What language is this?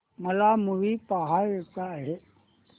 Marathi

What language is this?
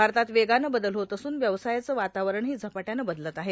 Marathi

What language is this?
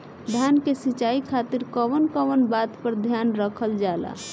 Bhojpuri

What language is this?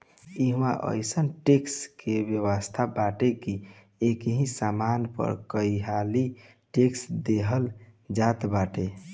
Bhojpuri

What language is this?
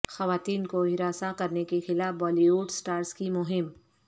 Urdu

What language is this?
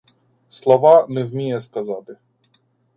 Ukrainian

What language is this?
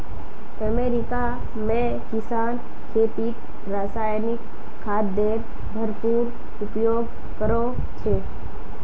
Magahi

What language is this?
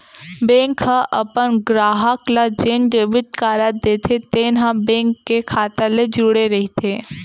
Chhattisgarhi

